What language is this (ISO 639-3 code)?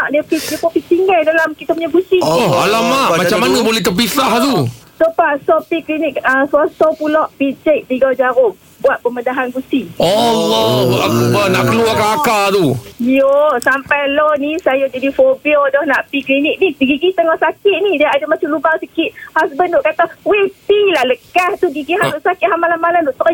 msa